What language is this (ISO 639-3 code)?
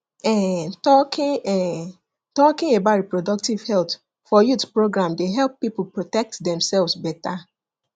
pcm